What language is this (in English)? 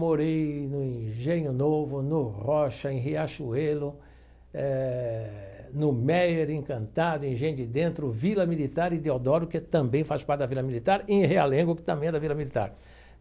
Portuguese